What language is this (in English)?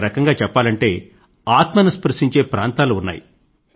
Telugu